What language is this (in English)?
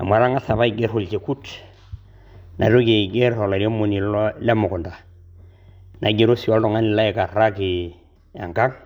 Masai